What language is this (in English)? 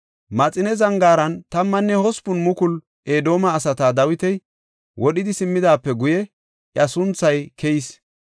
Gofa